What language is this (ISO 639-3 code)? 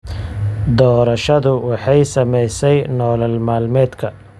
som